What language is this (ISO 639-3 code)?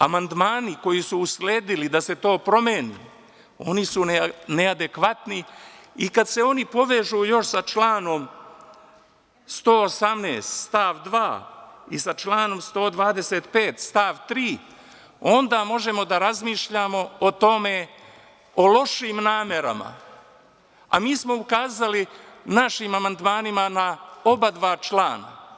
srp